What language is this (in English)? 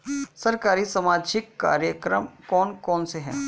Hindi